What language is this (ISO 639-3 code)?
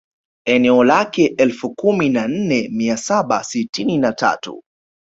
swa